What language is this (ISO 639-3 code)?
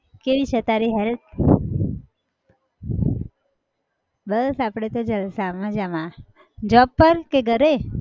guj